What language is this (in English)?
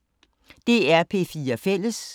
Danish